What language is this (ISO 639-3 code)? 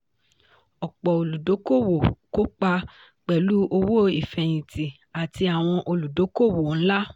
yor